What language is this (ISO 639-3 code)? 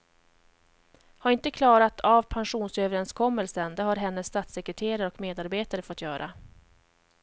swe